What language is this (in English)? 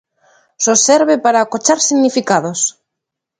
Galician